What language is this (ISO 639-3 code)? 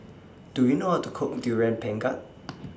eng